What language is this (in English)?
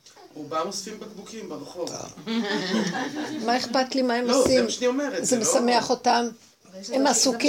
Hebrew